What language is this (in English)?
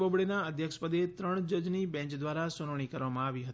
Gujarati